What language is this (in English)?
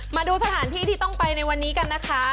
Thai